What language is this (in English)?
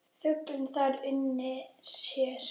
Icelandic